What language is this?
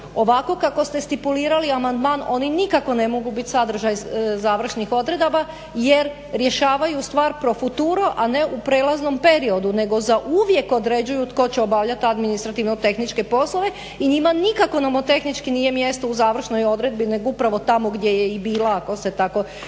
Croatian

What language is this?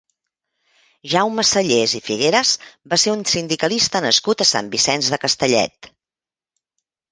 Catalan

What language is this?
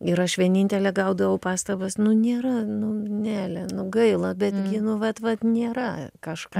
Lithuanian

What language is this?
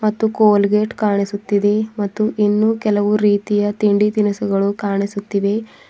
Kannada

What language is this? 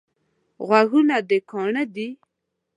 Pashto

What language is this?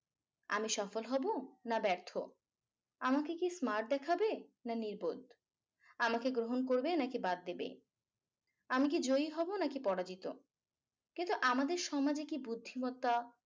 Bangla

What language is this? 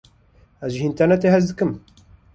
Kurdish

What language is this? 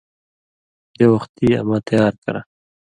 Indus Kohistani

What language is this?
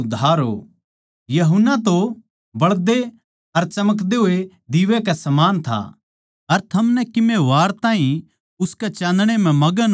Haryanvi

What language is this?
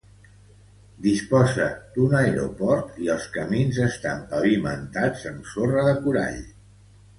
Catalan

